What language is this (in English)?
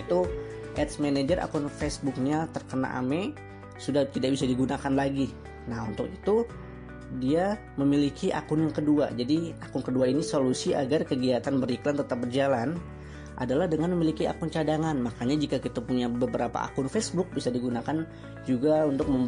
Indonesian